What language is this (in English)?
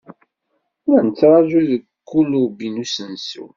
Kabyle